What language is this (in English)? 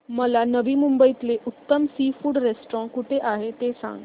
Marathi